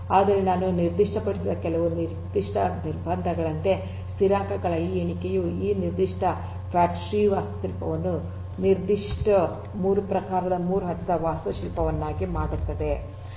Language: Kannada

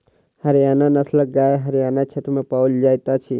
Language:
Maithili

